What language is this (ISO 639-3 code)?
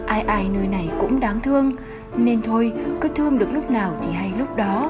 vie